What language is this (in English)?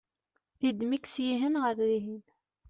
Kabyle